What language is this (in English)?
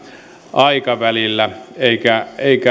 Finnish